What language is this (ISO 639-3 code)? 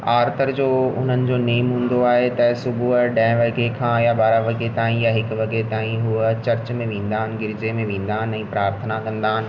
snd